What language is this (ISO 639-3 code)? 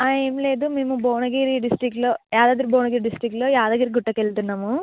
tel